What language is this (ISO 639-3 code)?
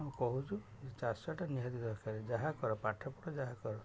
ori